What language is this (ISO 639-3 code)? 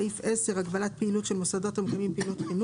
heb